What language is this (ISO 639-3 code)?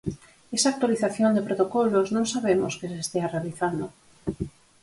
glg